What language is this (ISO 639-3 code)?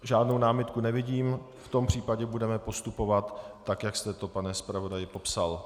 ces